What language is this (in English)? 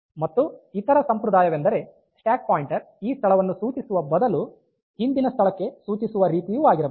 Kannada